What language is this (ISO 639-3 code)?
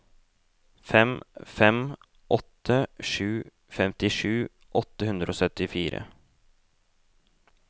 nor